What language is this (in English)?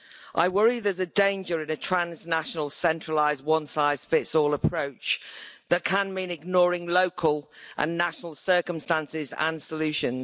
English